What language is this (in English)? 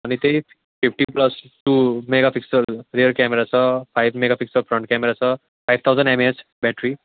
Nepali